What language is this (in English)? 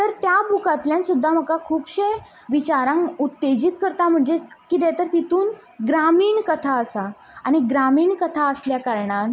Konkani